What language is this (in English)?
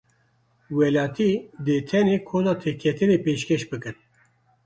Kurdish